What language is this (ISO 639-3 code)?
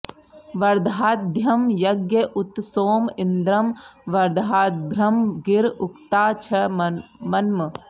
san